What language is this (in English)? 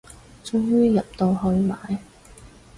Cantonese